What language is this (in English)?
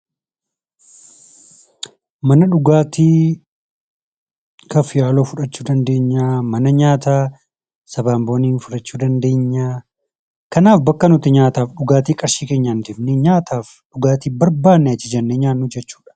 Oromo